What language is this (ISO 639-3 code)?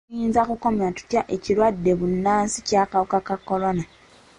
lug